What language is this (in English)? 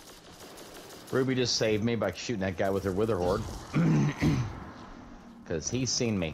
English